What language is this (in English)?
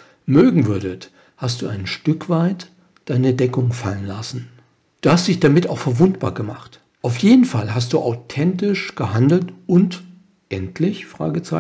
German